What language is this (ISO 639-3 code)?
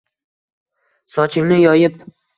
uzb